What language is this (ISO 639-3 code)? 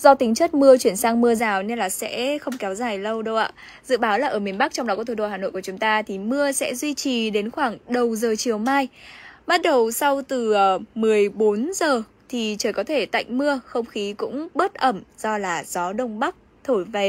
vie